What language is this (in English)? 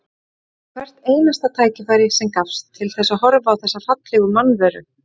Icelandic